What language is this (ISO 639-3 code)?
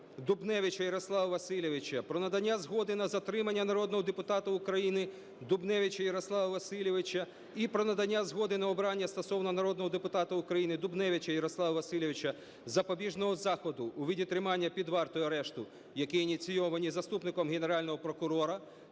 ukr